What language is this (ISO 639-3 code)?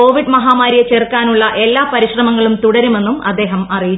mal